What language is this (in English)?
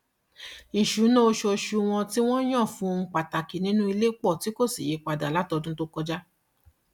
Yoruba